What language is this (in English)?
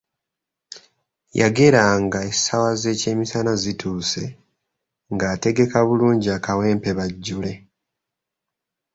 Ganda